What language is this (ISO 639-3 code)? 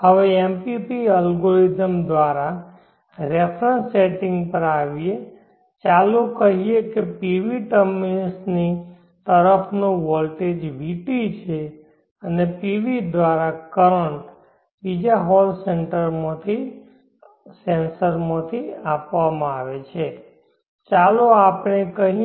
guj